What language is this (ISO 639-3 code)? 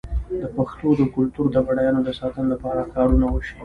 pus